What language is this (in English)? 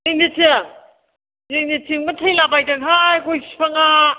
Bodo